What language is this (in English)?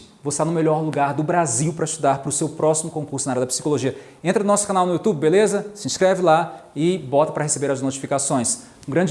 Portuguese